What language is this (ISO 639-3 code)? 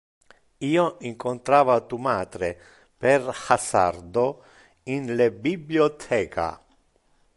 ina